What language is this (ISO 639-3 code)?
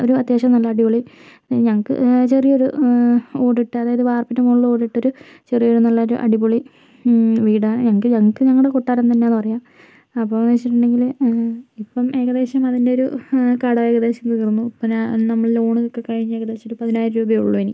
mal